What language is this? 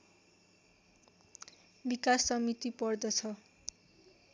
Nepali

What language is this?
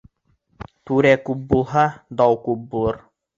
Bashkir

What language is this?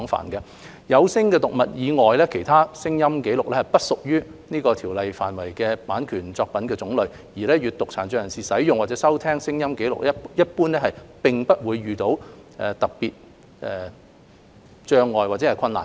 Cantonese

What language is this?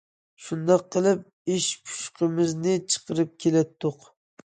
Uyghur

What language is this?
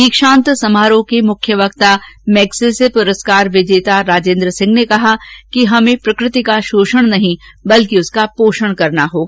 Hindi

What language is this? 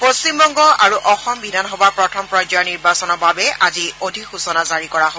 Assamese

